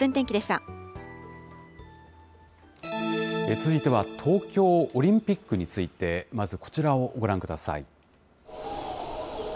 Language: Japanese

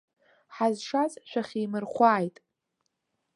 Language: Abkhazian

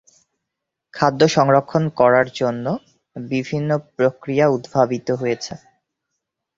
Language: Bangla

